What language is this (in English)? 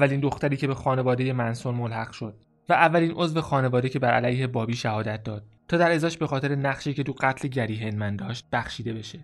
Persian